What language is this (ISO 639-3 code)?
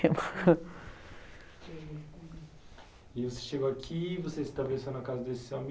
por